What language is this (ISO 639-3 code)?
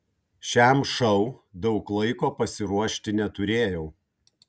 lit